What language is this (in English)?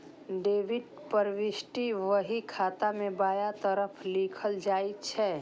Maithili